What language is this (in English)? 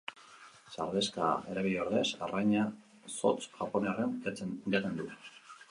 Basque